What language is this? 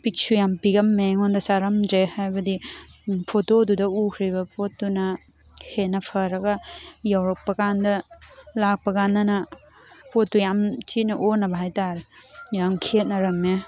Manipuri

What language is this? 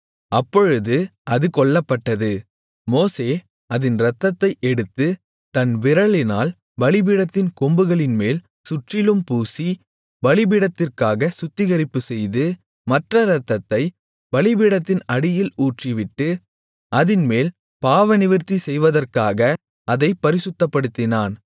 Tamil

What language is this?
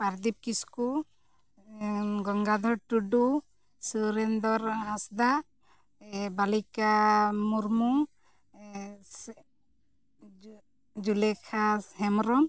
Santali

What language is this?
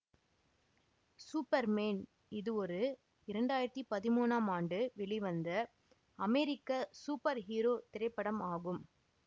Tamil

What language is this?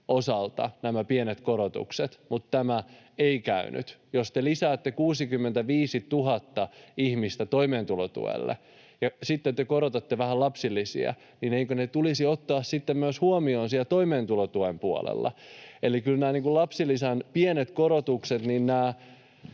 Finnish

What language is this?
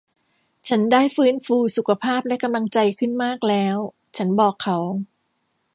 Thai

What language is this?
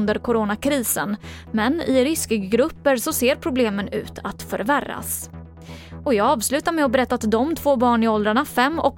Swedish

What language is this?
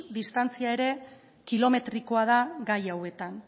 Basque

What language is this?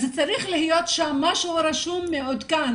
Hebrew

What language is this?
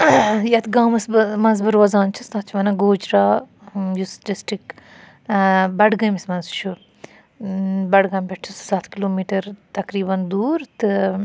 Kashmiri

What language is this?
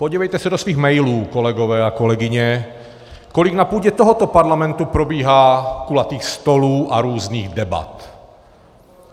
Czech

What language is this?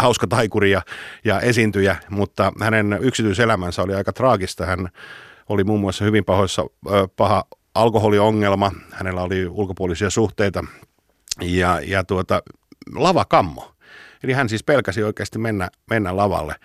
Finnish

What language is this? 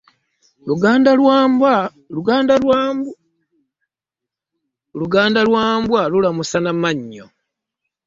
Ganda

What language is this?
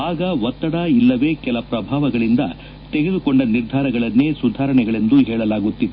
Kannada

